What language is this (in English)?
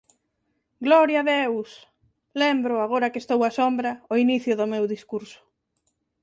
Galician